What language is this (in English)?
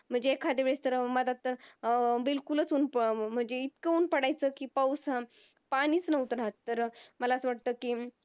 Marathi